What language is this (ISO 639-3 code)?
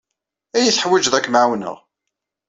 kab